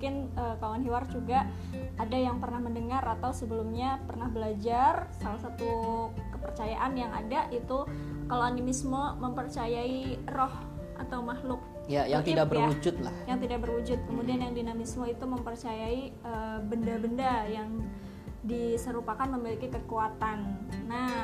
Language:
Indonesian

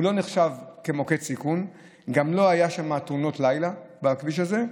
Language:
Hebrew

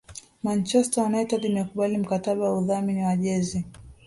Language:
Swahili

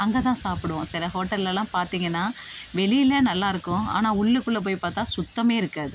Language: Tamil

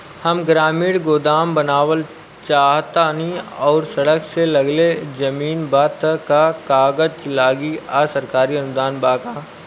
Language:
Bhojpuri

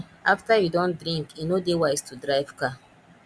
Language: Nigerian Pidgin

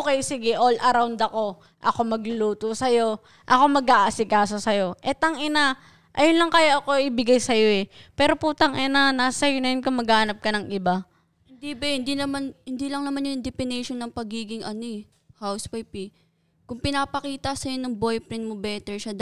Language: Filipino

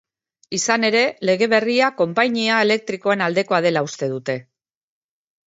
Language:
Basque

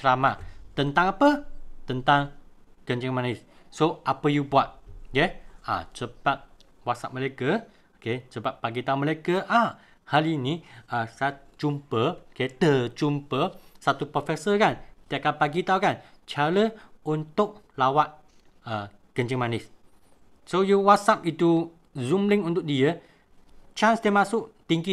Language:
Malay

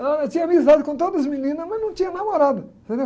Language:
Portuguese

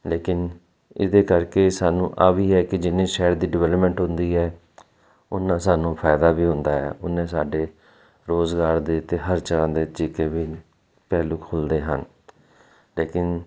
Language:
Punjabi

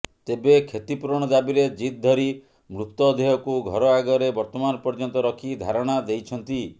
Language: Odia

